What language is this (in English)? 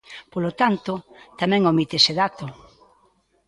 Galician